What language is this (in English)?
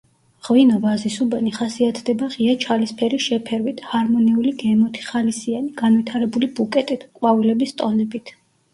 Georgian